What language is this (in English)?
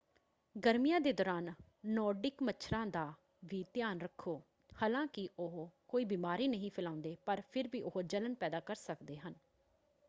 Punjabi